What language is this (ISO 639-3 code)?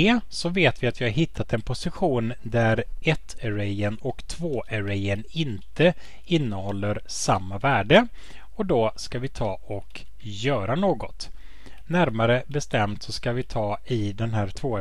swe